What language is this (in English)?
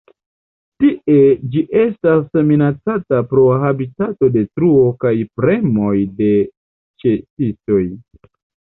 Esperanto